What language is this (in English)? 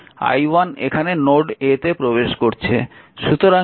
Bangla